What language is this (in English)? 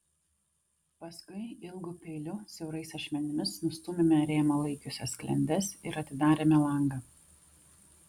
Lithuanian